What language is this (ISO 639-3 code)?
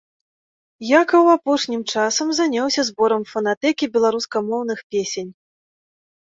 bel